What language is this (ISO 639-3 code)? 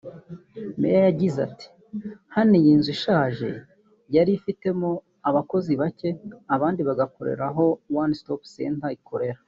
kin